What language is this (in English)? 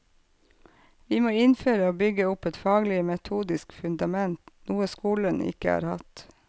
Norwegian